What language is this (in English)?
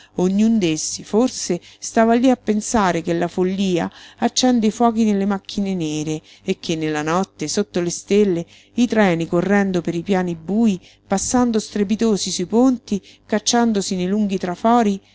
Italian